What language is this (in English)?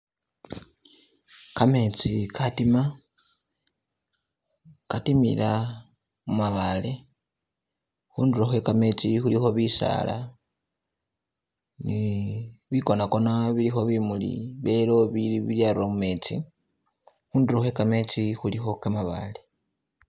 Masaaba